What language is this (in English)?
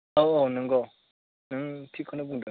Bodo